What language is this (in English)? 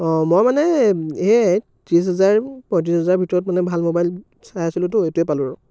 Assamese